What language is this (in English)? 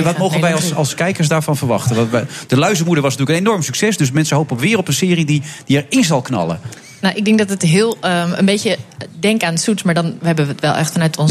Dutch